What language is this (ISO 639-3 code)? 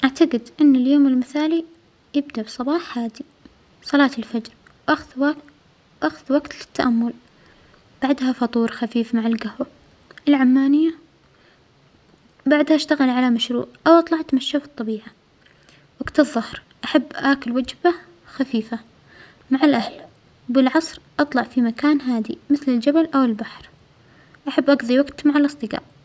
acx